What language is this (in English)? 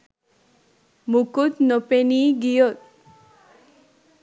Sinhala